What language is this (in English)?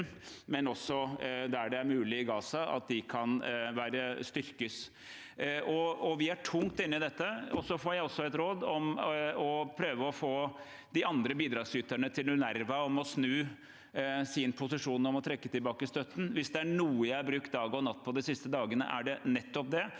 Norwegian